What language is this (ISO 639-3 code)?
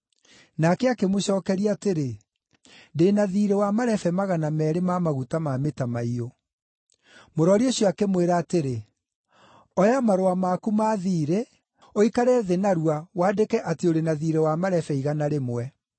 kik